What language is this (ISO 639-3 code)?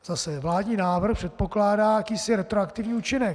ces